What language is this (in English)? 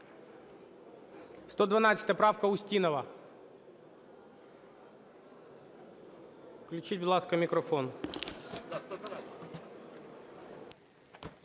Ukrainian